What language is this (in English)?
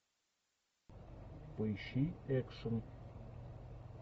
Russian